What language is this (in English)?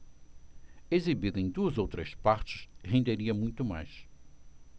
Portuguese